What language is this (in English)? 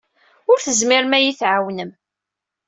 Kabyle